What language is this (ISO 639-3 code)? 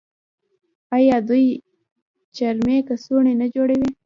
pus